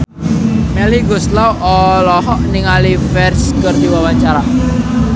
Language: Sundanese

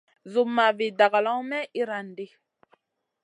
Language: Masana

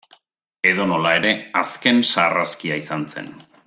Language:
Basque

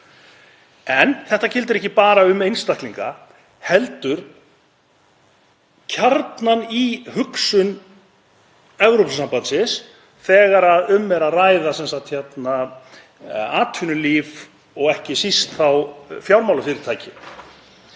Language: Icelandic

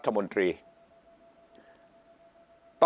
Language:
Thai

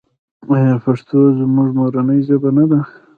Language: Pashto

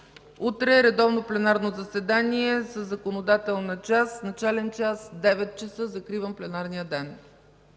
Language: Bulgarian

